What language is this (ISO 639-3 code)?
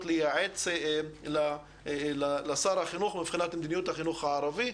heb